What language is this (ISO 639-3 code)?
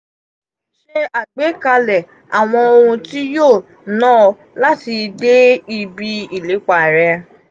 yor